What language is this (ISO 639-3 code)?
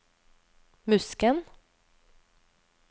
nor